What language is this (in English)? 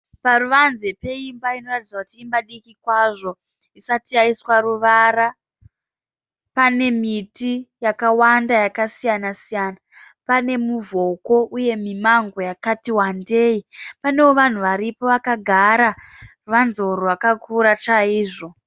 Shona